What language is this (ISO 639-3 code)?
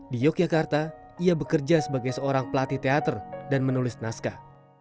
ind